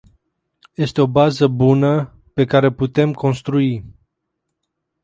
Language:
Romanian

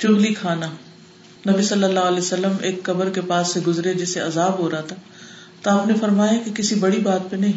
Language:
Urdu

